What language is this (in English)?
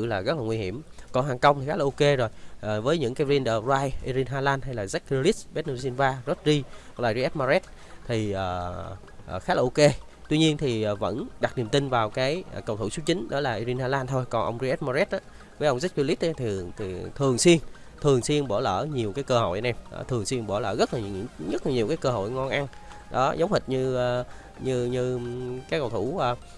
Vietnamese